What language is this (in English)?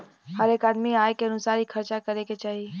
Bhojpuri